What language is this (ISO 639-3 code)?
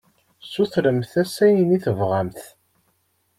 kab